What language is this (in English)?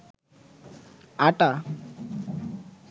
Bangla